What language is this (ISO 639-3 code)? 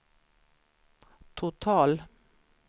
swe